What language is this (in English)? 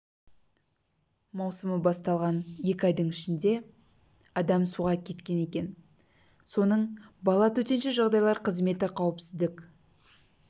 Kazakh